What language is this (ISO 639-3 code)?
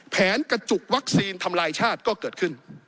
tha